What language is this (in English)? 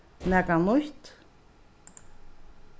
Faroese